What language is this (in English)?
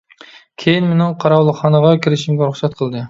Uyghur